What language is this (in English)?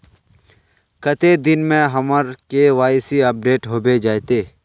Magahi